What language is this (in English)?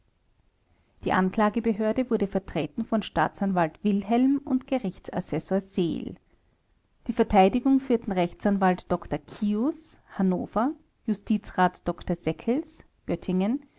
German